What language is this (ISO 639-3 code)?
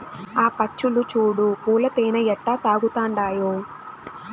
tel